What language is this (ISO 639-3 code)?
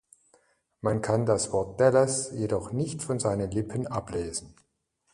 deu